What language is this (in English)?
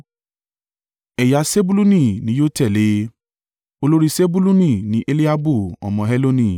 Yoruba